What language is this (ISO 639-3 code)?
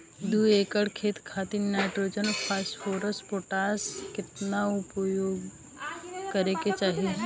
bho